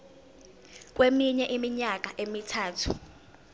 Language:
Zulu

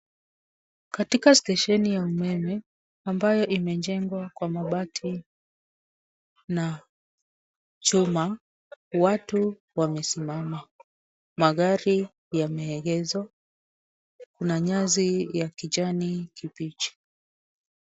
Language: Swahili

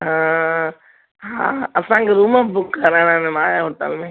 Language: Sindhi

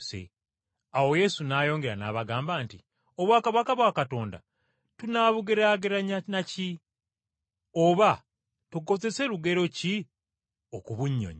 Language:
Ganda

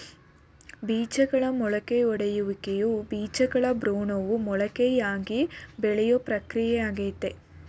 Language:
Kannada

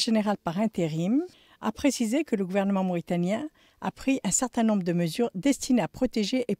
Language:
French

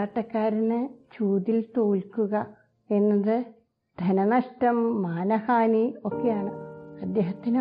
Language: Malayalam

